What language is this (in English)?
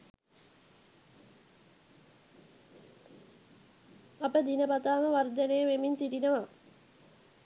Sinhala